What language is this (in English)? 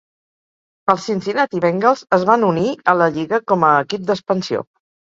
Catalan